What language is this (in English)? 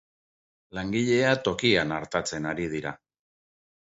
Basque